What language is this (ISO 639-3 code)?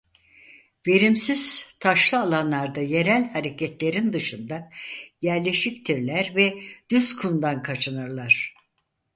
tur